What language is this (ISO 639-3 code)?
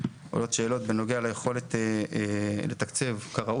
heb